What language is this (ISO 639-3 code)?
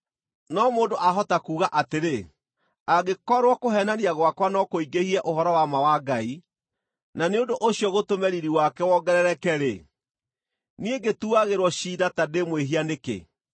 kik